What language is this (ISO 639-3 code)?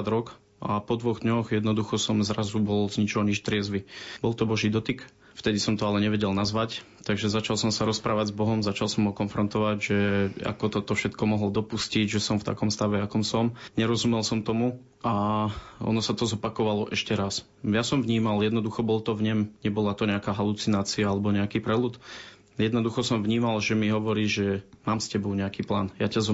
slk